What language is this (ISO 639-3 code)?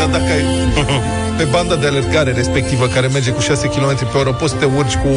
ron